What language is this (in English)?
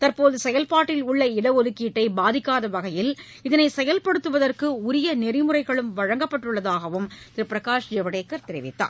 Tamil